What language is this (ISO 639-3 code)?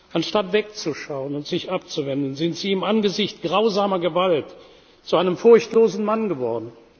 deu